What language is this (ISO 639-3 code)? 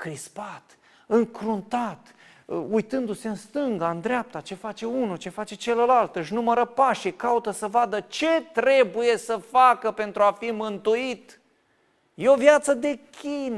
ron